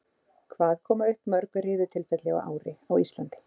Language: Icelandic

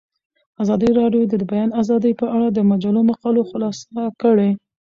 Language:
Pashto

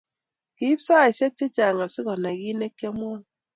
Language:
Kalenjin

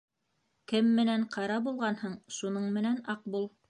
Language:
Bashkir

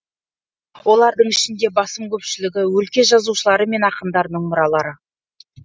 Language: Kazakh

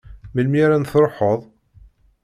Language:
Kabyle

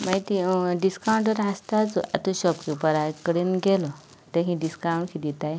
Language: Konkani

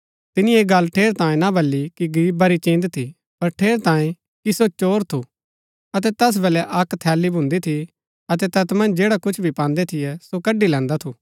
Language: Gaddi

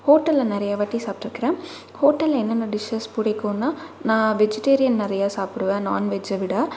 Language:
Tamil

